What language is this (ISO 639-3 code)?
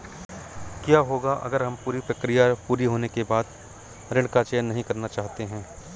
hin